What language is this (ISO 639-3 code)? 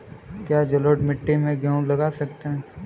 hin